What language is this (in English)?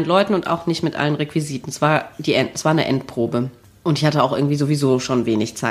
German